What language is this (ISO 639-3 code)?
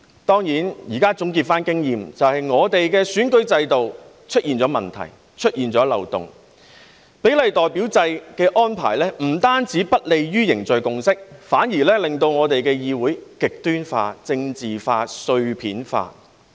yue